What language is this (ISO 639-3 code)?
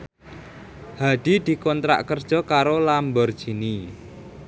jav